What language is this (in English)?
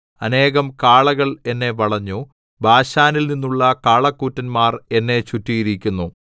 Malayalam